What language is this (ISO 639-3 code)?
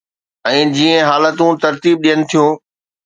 snd